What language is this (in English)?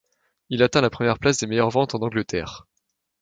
French